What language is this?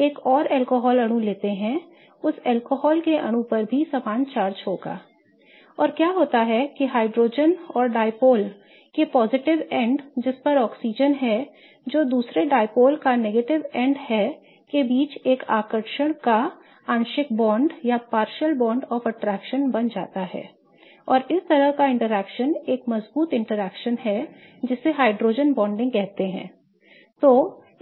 Hindi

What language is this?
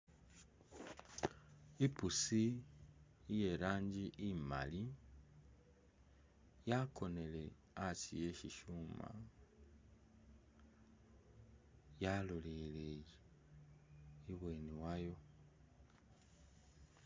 Masaaba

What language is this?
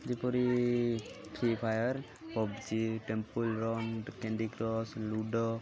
Odia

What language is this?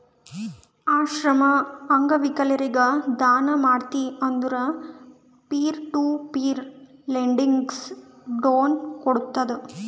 Kannada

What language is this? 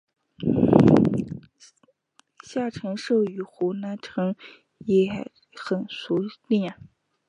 Chinese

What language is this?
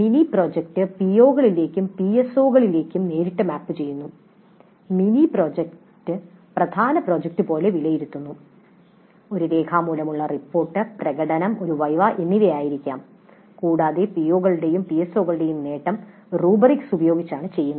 Malayalam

